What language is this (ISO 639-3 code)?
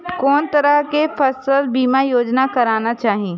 mai